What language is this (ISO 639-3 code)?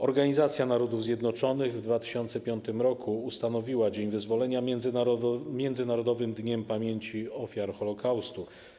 pol